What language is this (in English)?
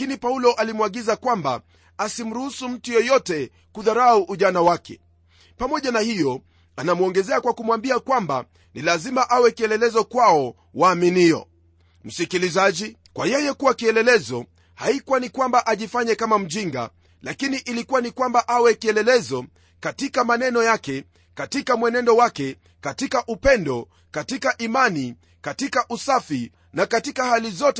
Swahili